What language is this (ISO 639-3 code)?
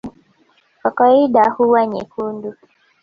swa